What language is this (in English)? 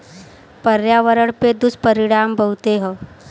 Bhojpuri